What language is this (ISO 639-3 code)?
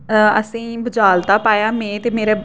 doi